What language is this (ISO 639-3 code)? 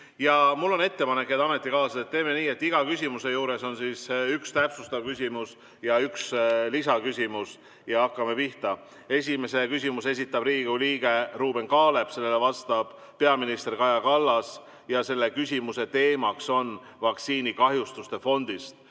est